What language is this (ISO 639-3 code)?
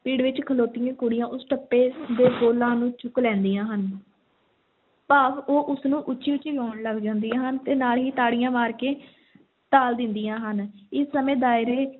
pan